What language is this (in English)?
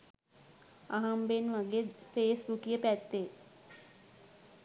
Sinhala